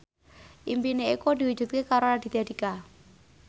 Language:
Javanese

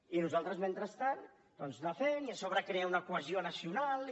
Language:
Catalan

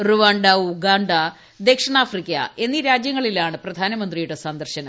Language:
Malayalam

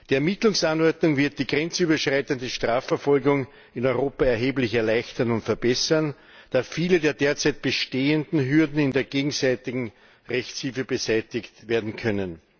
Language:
German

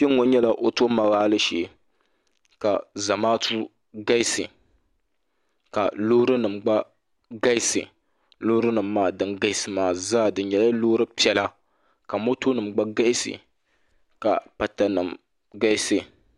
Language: Dagbani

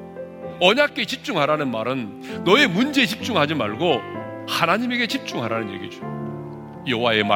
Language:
Korean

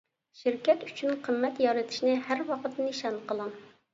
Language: Uyghur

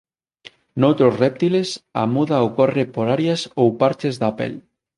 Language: Galician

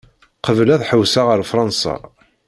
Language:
Kabyle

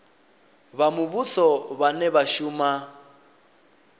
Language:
Venda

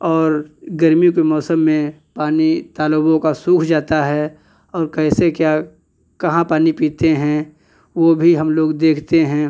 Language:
Hindi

